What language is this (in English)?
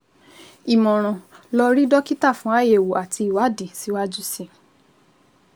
Yoruba